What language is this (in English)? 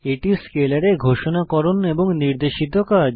Bangla